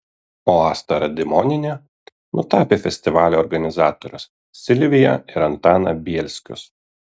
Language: Lithuanian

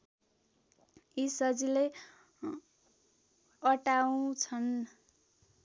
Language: Nepali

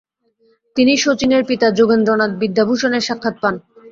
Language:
Bangla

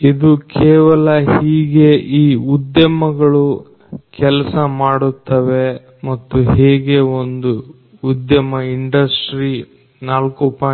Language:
Kannada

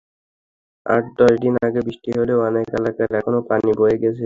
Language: Bangla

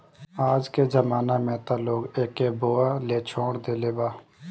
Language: Bhojpuri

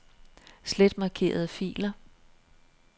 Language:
Danish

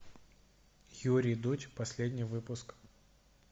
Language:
Russian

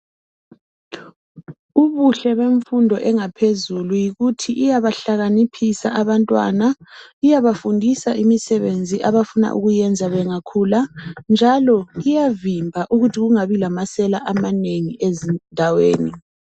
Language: North Ndebele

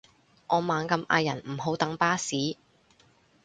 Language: Cantonese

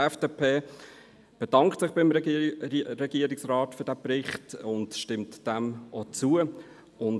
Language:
Swiss German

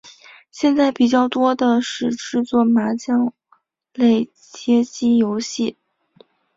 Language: Chinese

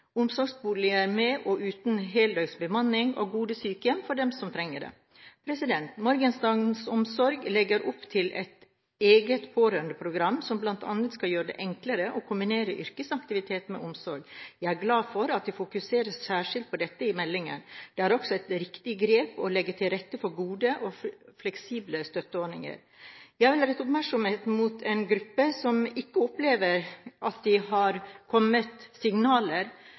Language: Norwegian Bokmål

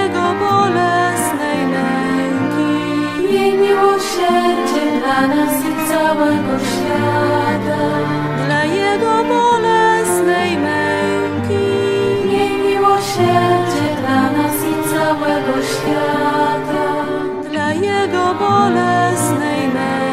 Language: Polish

